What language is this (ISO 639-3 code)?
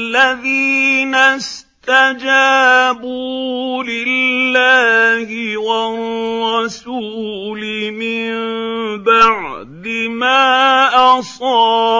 ara